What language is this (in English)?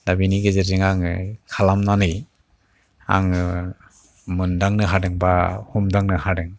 Bodo